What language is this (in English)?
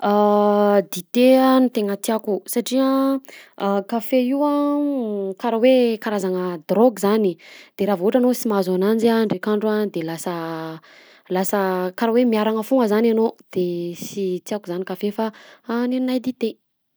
Southern Betsimisaraka Malagasy